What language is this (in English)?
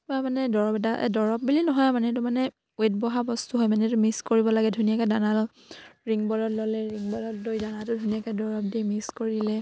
Assamese